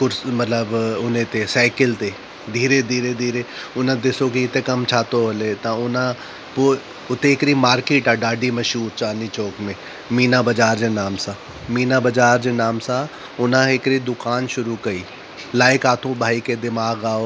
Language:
Sindhi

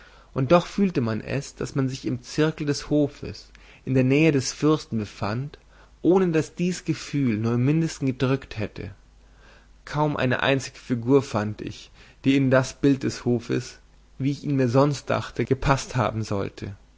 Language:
German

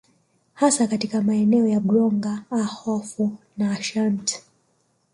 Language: Swahili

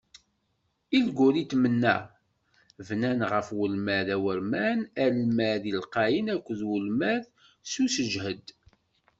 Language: Kabyle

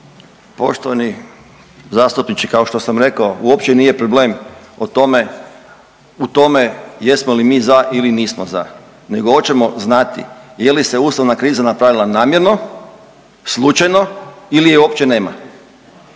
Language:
Croatian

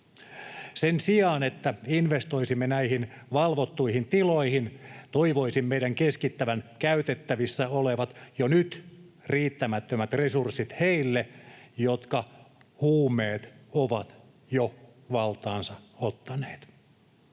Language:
Finnish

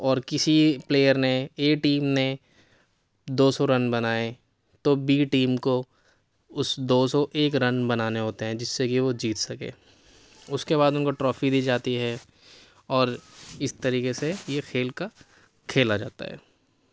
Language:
Urdu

